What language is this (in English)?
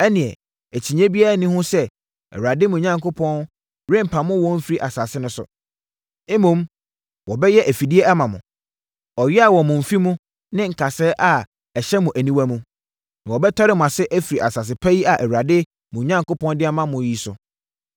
Akan